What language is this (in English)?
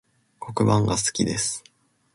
Japanese